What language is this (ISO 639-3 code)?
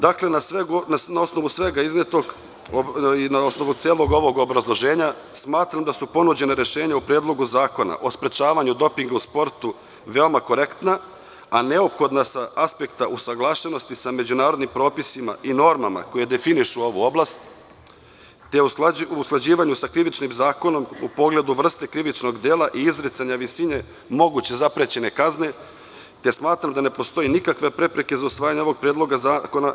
srp